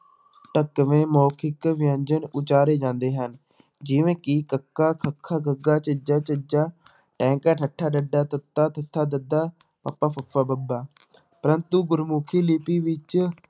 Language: Punjabi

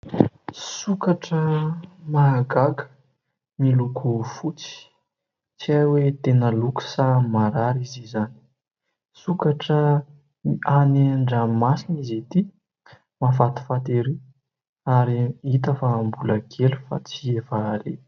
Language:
Malagasy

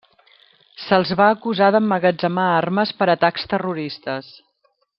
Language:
Catalan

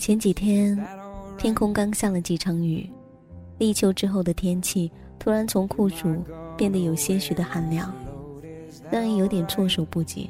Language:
Chinese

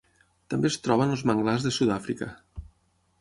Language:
Catalan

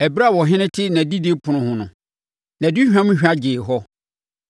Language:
Akan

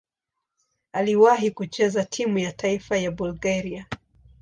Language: Swahili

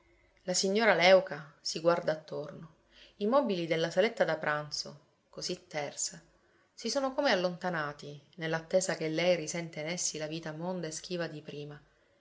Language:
Italian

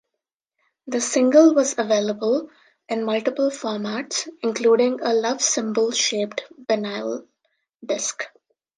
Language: English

